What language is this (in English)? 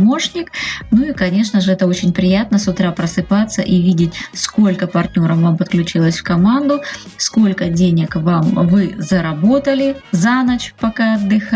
Russian